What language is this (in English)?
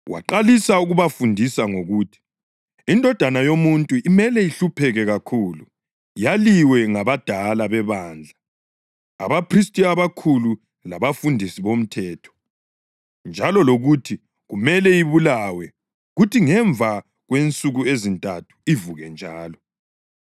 North Ndebele